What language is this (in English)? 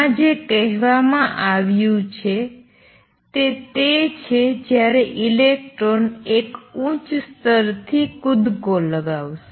Gujarati